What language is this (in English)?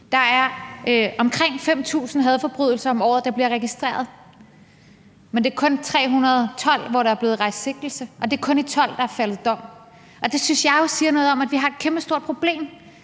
Danish